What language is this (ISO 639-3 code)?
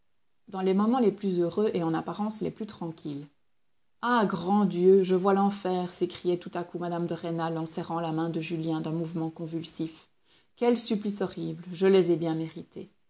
fra